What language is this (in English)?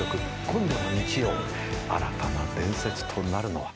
Japanese